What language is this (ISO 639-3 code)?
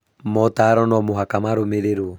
kik